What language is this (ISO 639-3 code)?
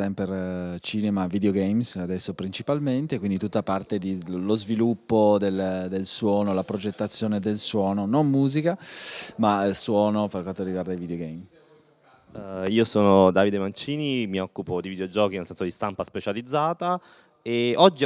ita